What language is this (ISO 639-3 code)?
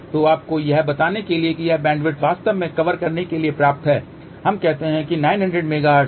hin